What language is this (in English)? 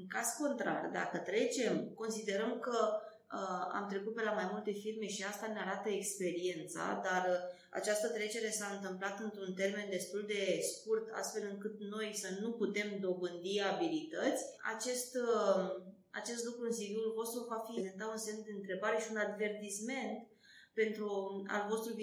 Romanian